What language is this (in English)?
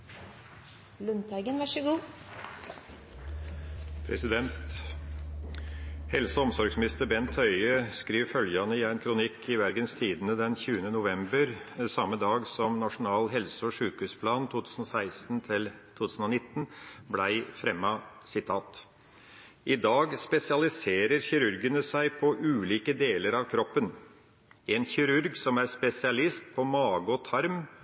Norwegian Nynorsk